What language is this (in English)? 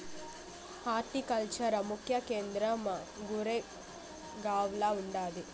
Telugu